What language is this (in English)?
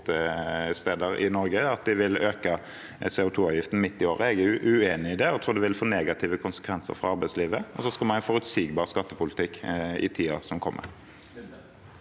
Norwegian